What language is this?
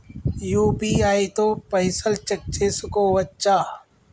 Telugu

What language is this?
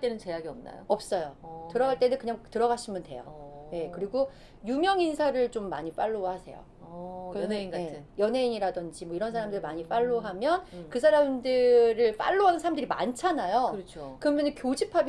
Korean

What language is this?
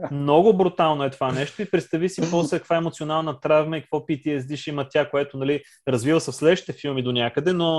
Bulgarian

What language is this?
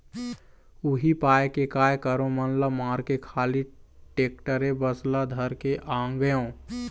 Chhattisgarhi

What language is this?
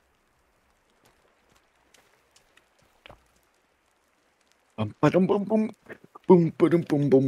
German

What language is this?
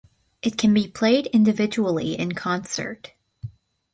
English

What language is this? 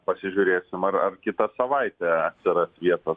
Lithuanian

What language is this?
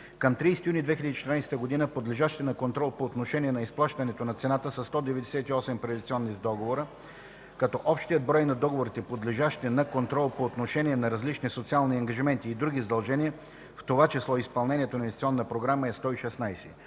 Bulgarian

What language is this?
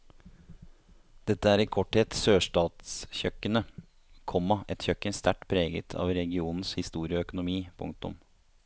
Norwegian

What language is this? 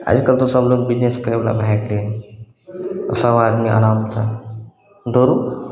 Maithili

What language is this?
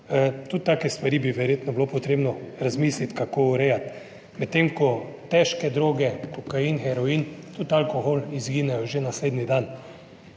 Slovenian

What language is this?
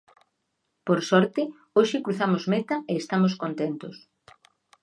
Galician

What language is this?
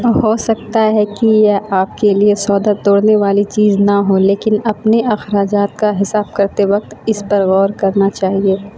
Urdu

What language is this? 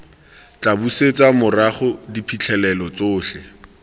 Tswana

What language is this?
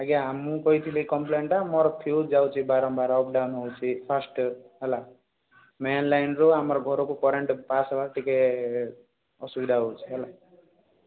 Odia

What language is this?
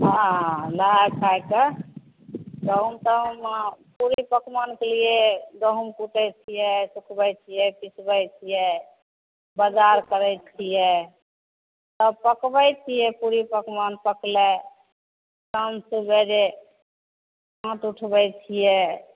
Maithili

